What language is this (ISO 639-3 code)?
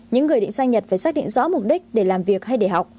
vie